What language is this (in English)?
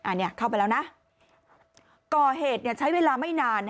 Thai